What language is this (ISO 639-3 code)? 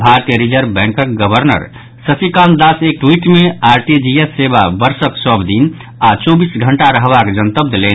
mai